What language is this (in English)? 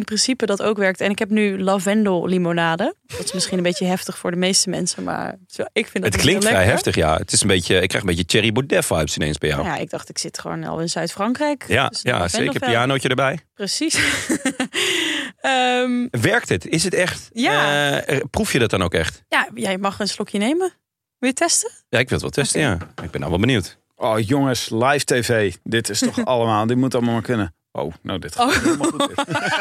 Dutch